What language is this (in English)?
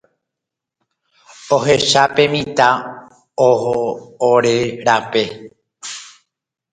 Guarani